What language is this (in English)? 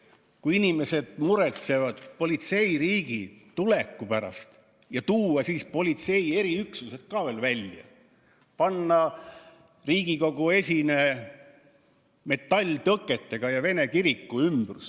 Estonian